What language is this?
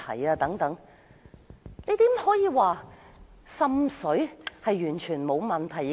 Cantonese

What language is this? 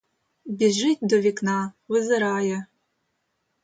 Ukrainian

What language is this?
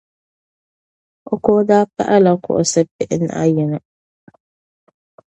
Dagbani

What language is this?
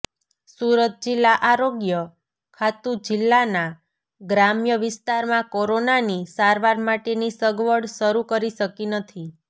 Gujarati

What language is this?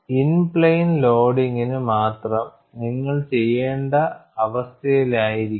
Malayalam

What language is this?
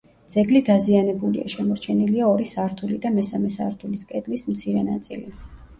Georgian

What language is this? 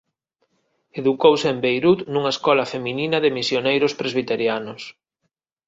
Galician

